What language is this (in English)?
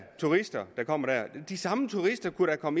Danish